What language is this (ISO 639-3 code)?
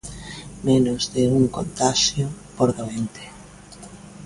glg